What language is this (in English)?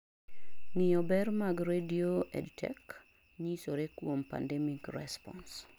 Luo (Kenya and Tanzania)